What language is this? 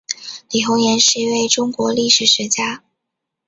Chinese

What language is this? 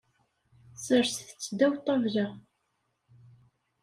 Kabyle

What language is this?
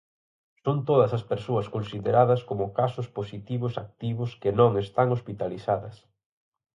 Galician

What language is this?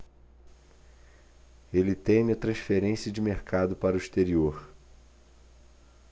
Portuguese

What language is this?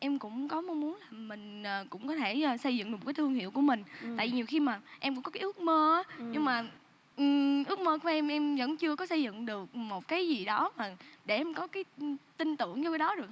Vietnamese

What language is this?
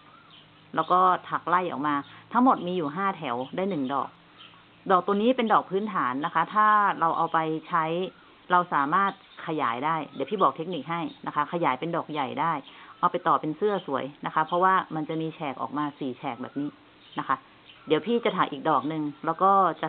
Thai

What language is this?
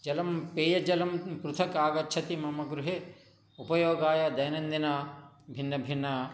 Sanskrit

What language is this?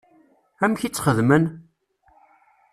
Kabyle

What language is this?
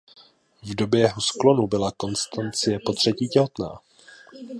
Czech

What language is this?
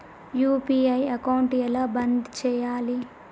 Telugu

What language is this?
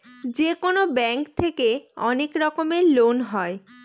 Bangla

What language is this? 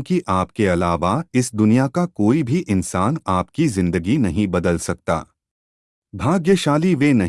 Hindi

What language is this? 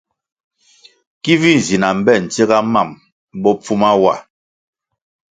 Kwasio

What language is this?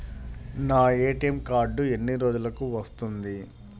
Telugu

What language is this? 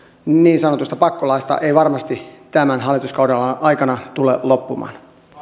Finnish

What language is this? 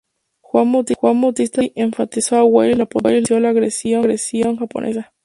Spanish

